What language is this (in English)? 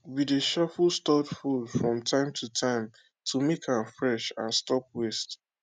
Nigerian Pidgin